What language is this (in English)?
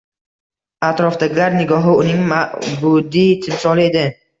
Uzbek